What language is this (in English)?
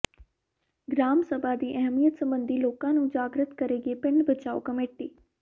Punjabi